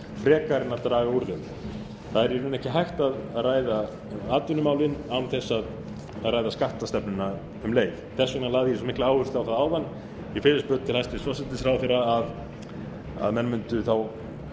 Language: Icelandic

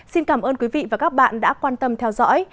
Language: Vietnamese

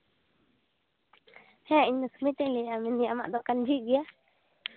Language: Santali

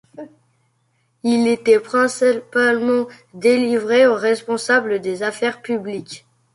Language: French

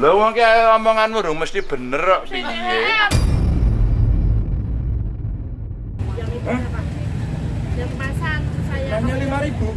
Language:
Indonesian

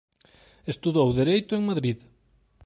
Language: Galician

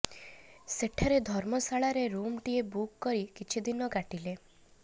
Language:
Odia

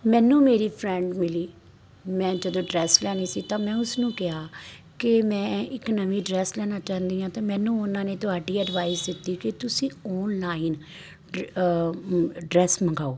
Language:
Punjabi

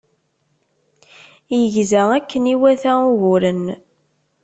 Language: Kabyle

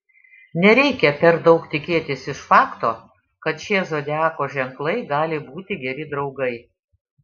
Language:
Lithuanian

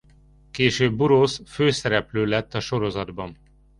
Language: Hungarian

